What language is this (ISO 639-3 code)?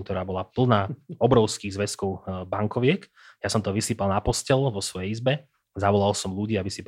slk